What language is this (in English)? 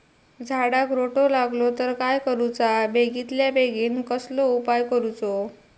Marathi